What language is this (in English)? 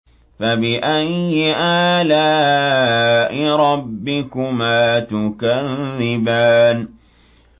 Arabic